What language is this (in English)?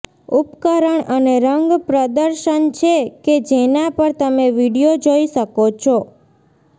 Gujarati